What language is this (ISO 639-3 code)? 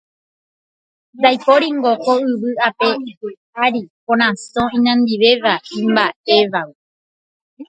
grn